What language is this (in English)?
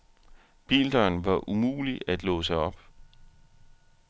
Danish